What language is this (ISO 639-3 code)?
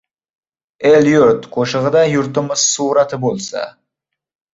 uzb